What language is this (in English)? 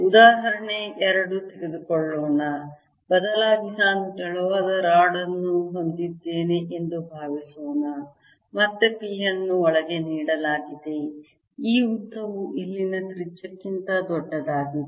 Kannada